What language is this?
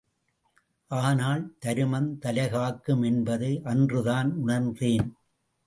Tamil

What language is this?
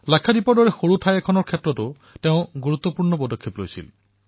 Assamese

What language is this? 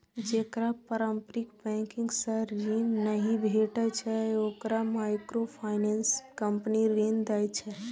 Maithili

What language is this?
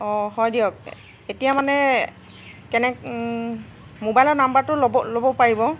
Assamese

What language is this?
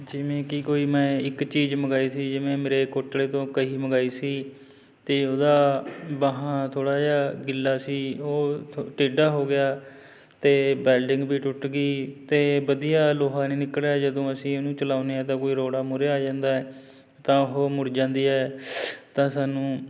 Punjabi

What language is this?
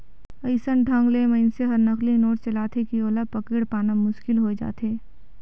Chhattisgarhi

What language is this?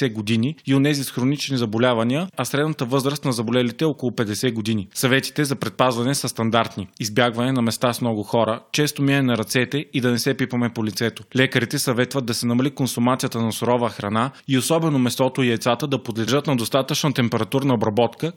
Bulgarian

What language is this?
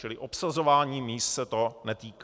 Czech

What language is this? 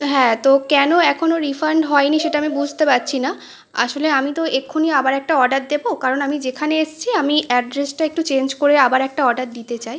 Bangla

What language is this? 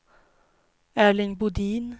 Swedish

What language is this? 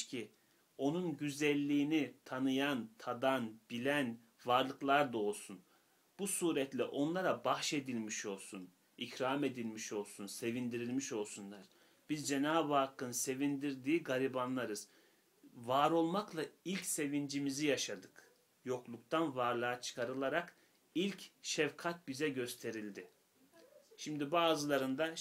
Turkish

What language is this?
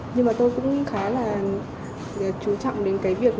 Vietnamese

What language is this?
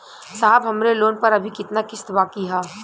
Bhojpuri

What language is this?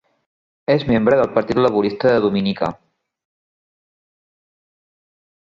Catalan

